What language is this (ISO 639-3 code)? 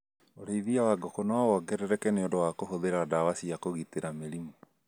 kik